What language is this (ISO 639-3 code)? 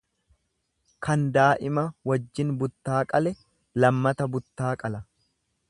orm